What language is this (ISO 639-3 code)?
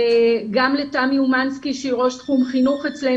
heb